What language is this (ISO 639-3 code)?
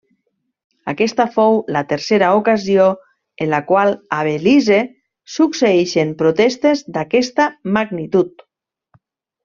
cat